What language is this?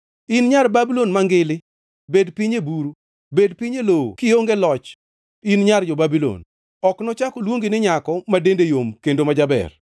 Luo (Kenya and Tanzania)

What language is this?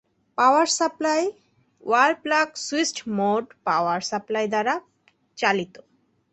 Bangla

